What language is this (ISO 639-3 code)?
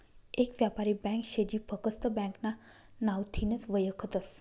mar